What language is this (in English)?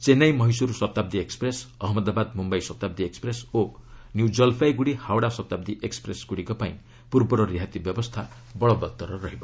Odia